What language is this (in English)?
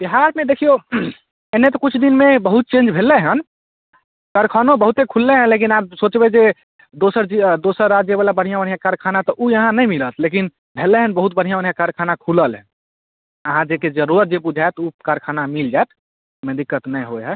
Maithili